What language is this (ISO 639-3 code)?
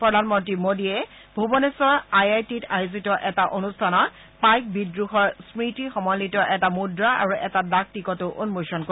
asm